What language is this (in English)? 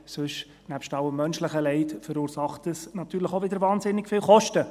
Swiss German